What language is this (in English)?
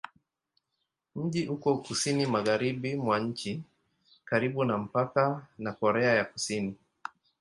Swahili